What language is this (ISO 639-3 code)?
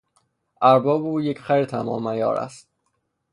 fas